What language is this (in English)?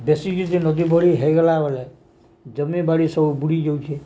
Odia